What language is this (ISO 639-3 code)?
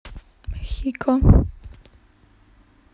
rus